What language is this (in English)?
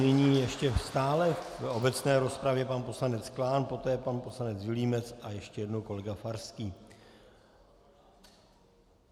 Czech